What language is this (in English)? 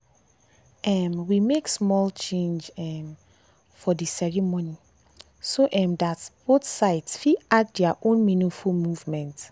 Nigerian Pidgin